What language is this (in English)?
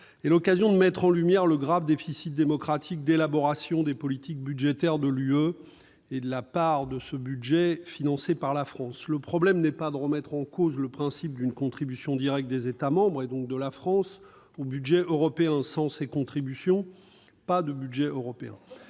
French